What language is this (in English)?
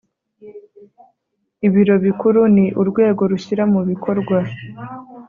Kinyarwanda